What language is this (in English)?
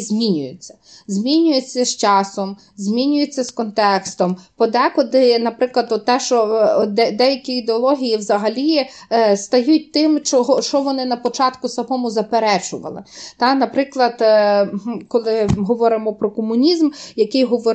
Ukrainian